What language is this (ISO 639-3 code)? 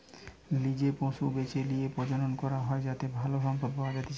ben